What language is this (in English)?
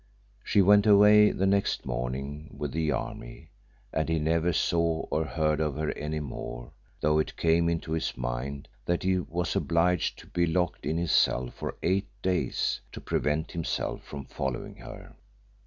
English